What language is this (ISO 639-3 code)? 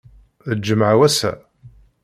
kab